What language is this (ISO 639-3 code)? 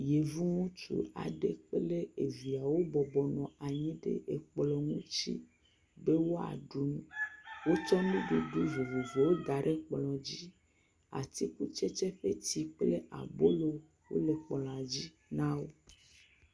ewe